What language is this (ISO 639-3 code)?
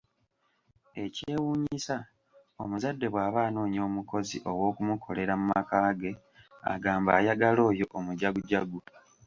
lug